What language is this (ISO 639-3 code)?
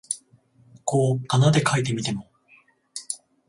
jpn